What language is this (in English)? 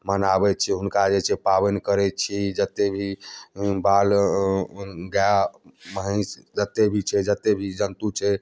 Maithili